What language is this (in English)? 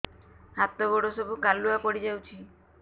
Odia